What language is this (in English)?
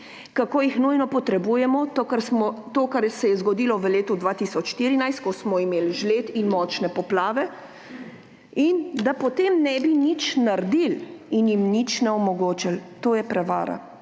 Slovenian